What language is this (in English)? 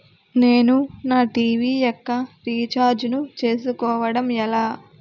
Telugu